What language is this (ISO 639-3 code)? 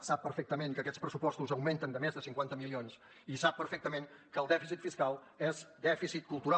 cat